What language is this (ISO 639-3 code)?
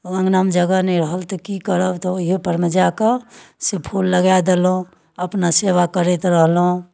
mai